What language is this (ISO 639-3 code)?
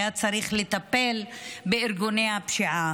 heb